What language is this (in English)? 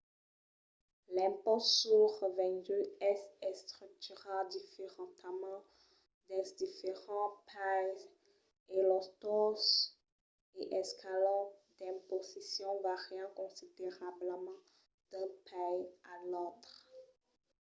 Occitan